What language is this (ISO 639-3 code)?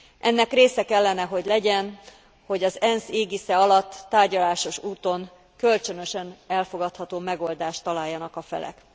hun